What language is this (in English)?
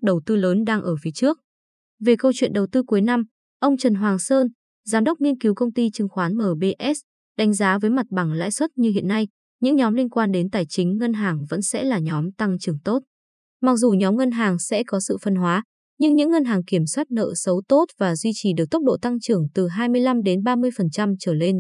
Vietnamese